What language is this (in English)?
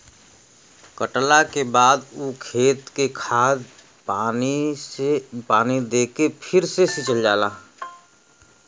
Bhojpuri